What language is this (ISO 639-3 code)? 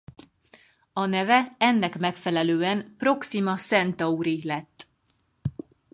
hun